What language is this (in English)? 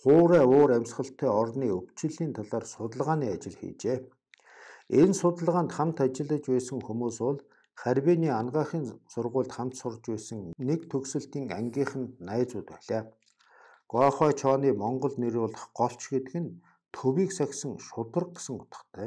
Korean